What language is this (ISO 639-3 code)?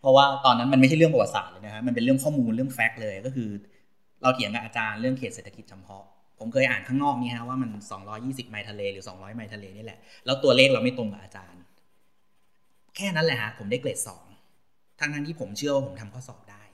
tha